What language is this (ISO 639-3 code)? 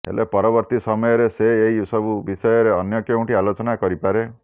ori